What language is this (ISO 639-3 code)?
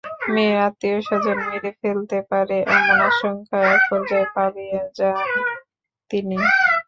ben